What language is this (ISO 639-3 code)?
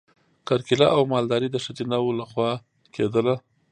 pus